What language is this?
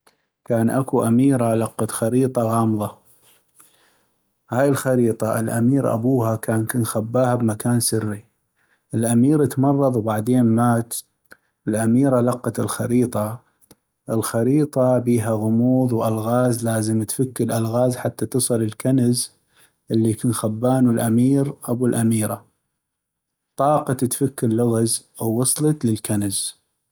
North Mesopotamian Arabic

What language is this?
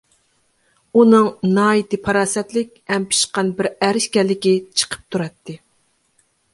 Uyghur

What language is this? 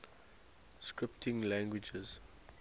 English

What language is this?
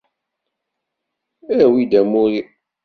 Kabyle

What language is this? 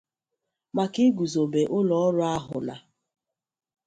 Igbo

